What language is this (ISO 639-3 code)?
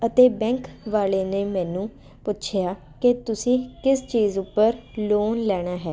pan